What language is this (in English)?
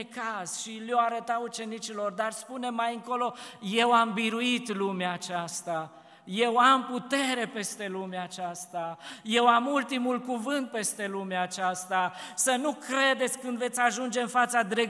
Romanian